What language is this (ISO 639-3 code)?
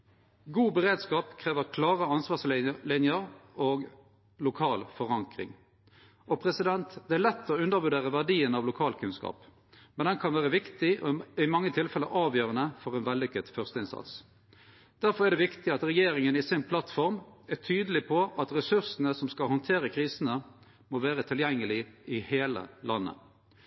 nno